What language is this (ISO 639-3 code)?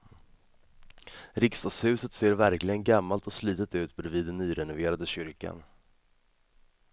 swe